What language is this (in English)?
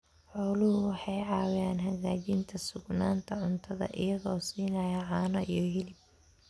Somali